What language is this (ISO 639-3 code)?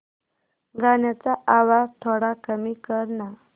mar